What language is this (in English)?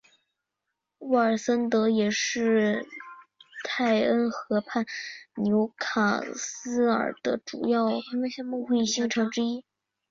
Chinese